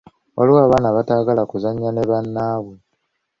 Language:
Ganda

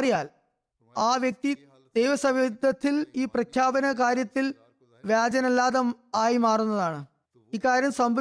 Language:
Malayalam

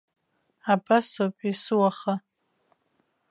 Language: Abkhazian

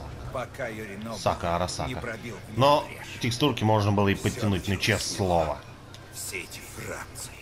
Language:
Russian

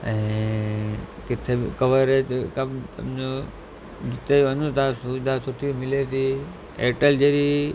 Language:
Sindhi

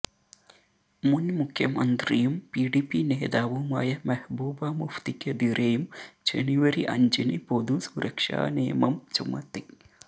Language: Malayalam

